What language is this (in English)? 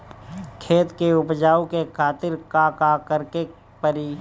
Bhojpuri